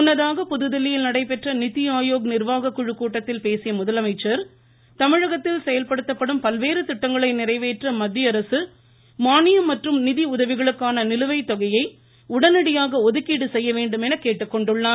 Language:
Tamil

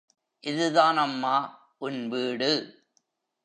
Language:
Tamil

